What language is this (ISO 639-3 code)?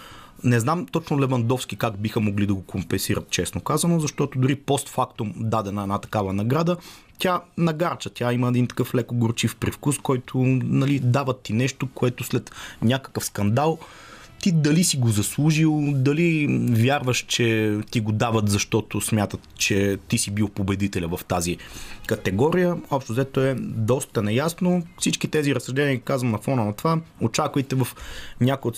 bul